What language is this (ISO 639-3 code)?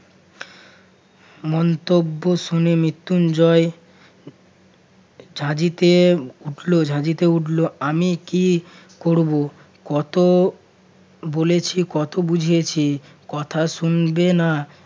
ben